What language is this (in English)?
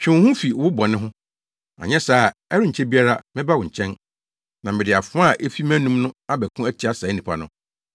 Akan